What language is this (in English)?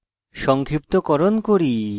Bangla